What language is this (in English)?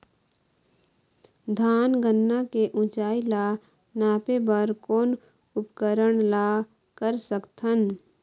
Chhattisgarhi